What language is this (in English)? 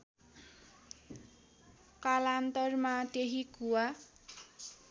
Nepali